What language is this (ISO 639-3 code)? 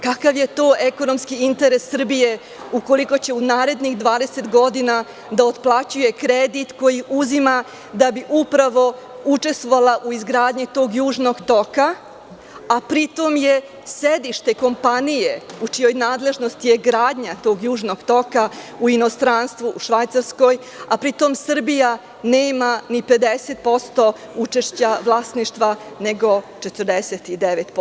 srp